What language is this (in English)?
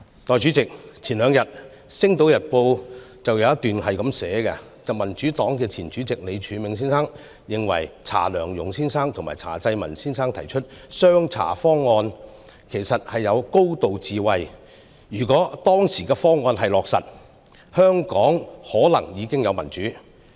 Cantonese